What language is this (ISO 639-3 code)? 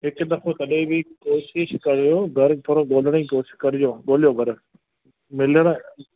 snd